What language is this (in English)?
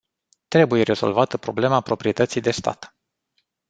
Romanian